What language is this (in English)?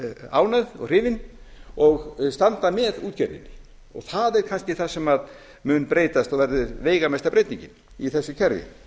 Icelandic